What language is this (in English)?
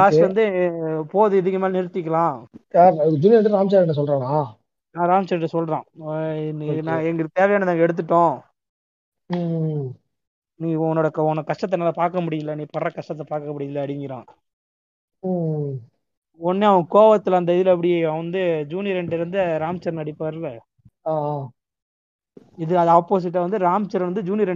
Tamil